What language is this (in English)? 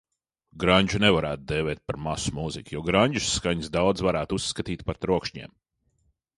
Latvian